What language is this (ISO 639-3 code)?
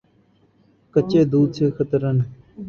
urd